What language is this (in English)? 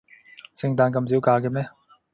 Cantonese